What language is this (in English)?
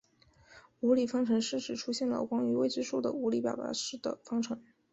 Chinese